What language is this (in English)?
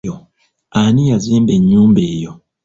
Ganda